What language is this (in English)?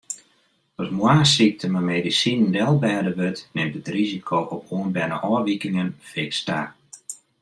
Western Frisian